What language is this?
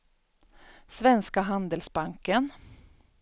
Swedish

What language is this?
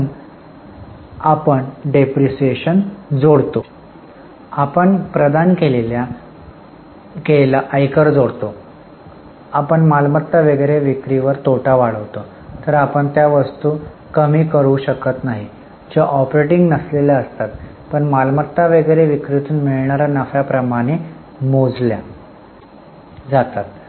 Marathi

